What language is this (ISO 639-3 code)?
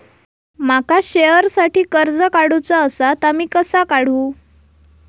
mar